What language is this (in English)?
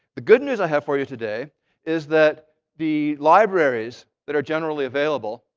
English